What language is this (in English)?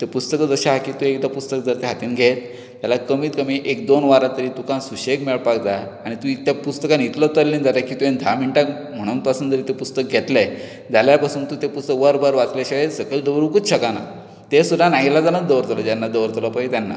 Konkani